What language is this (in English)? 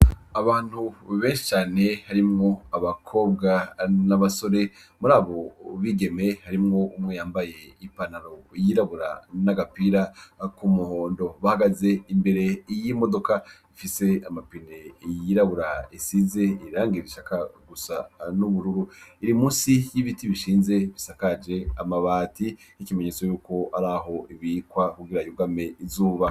Rundi